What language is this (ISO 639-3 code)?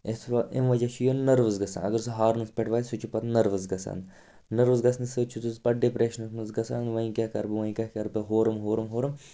kas